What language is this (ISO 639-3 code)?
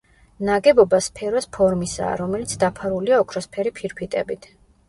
kat